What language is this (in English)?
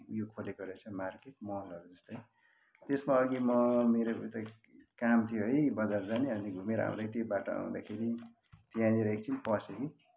Nepali